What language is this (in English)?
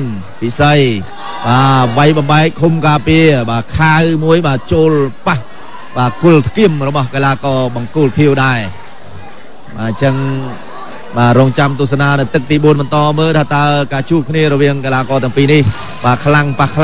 Thai